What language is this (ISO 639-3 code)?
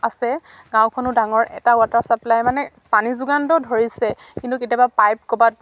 asm